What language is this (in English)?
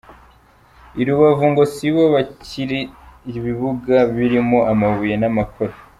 Kinyarwanda